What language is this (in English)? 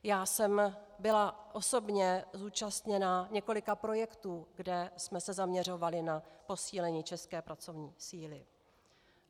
Czech